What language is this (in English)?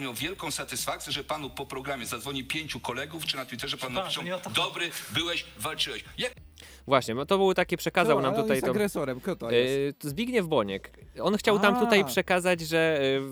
Polish